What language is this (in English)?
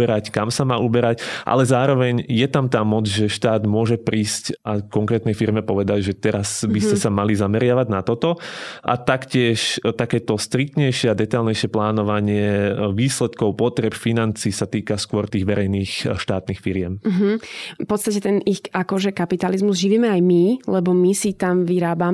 Slovak